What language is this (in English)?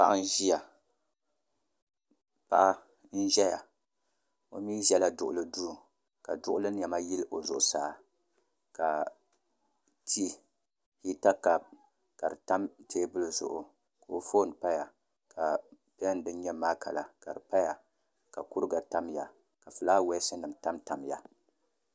Dagbani